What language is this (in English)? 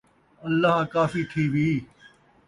Saraiki